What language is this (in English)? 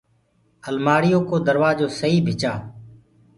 Gurgula